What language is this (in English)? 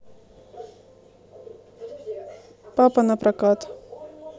Russian